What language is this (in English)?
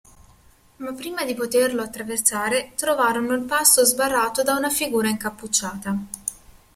Italian